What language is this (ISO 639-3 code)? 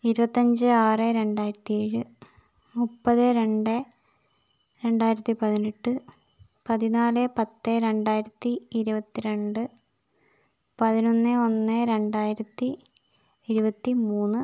mal